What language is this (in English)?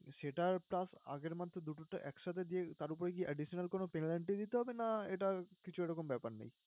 Bangla